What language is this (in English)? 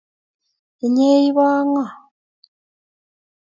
Kalenjin